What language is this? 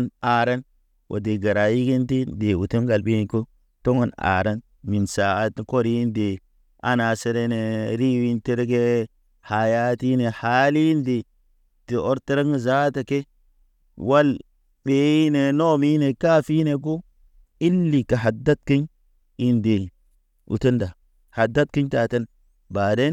Naba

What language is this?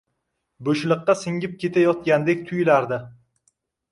Uzbek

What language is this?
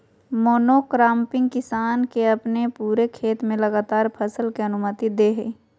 Magahi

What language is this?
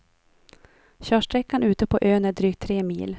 Swedish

